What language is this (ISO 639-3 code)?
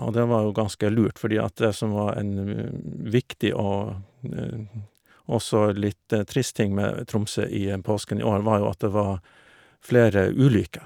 nor